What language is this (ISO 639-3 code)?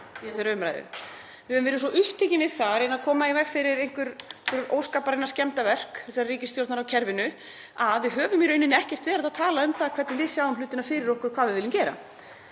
isl